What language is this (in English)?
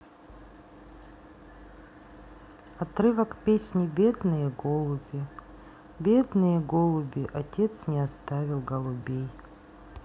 Russian